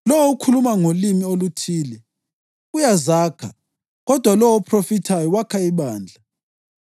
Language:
North Ndebele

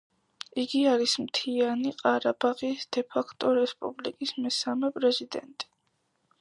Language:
Georgian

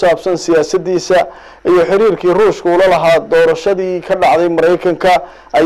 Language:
Arabic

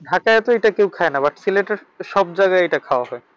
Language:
Bangla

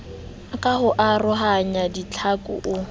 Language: Southern Sotho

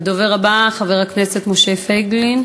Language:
Hebrew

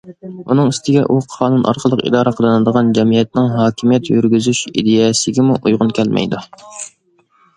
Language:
Uyghur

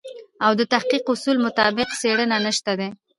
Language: Pashto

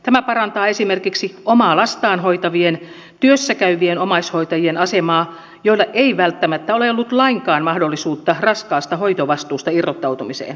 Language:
Finnish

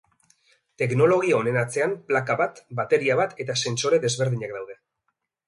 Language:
Basque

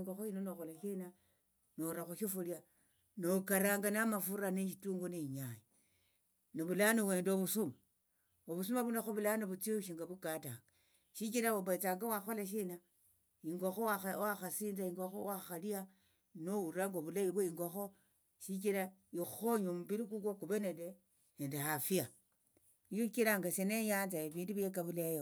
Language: Tsotso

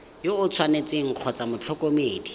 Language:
Tswana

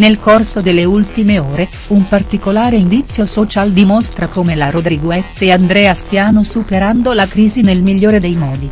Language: Italian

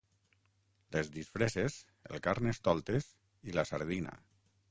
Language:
Catalan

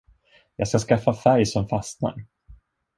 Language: Swedish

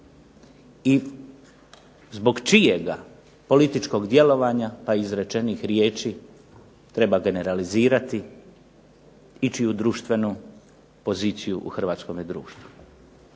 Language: Croatian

